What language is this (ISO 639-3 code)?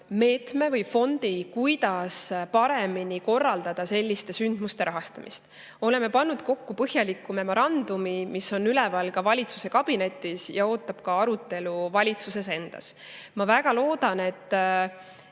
est